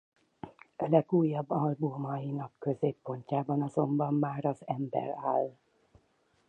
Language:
Hungarian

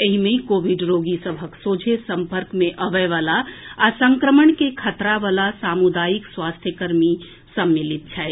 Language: Maithili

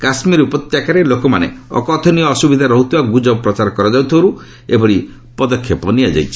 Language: Odia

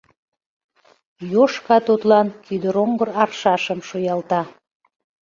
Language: Mari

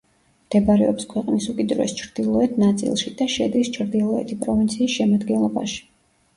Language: Georgian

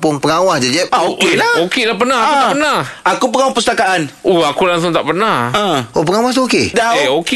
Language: Malay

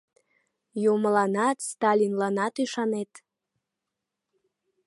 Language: Mari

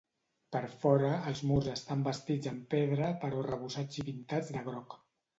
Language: Catalan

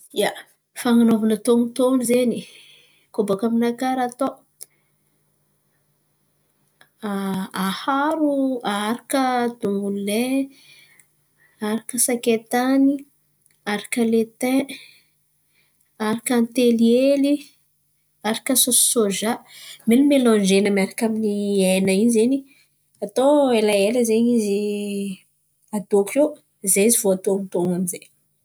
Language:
Antankarana Malagasy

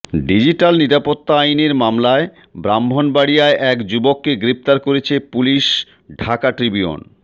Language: Bangla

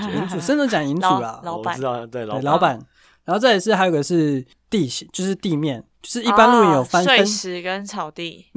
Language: Chinese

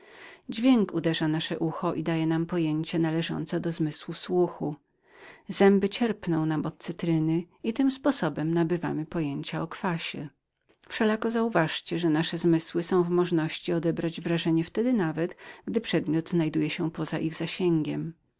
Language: Polish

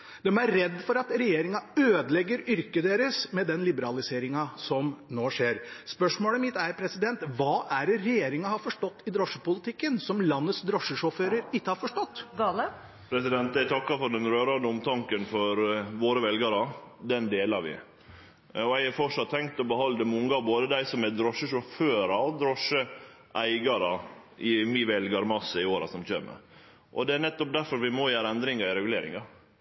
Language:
Norwegian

